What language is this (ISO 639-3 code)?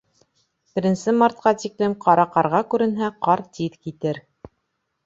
bak